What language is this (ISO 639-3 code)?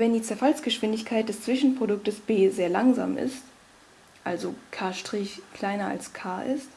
deu